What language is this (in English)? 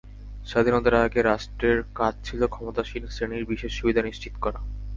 Bangla